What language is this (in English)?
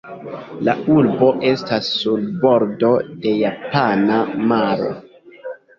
Esperanto